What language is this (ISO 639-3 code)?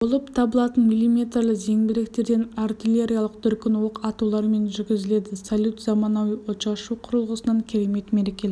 kaz